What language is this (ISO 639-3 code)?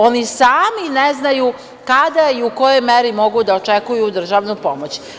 srp